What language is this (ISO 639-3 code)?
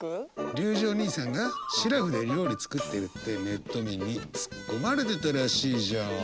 jpn